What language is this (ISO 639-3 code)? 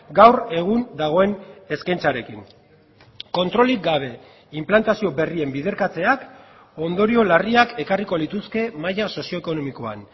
eus